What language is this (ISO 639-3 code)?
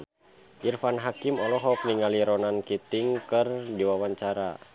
sun